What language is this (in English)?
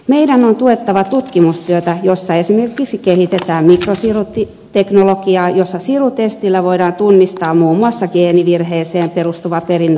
Finnish